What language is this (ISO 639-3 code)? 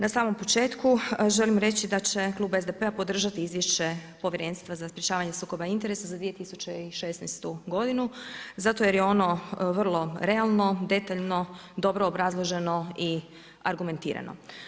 hrv